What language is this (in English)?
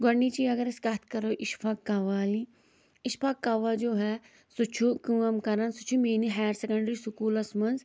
Kashmiri